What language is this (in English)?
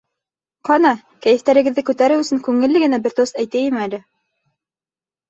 Bashkir